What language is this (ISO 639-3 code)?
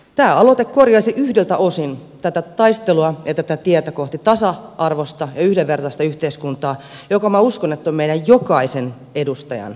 fin